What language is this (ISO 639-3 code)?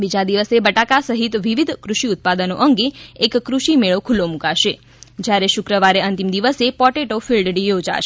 guj